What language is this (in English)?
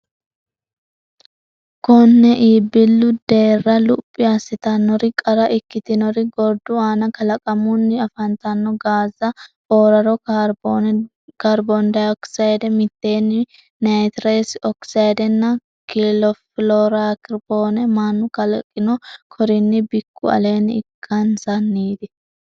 Sidamo